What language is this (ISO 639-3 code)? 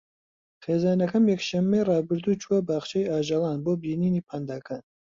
ckb